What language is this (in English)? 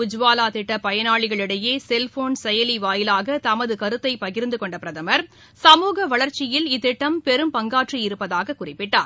Tamil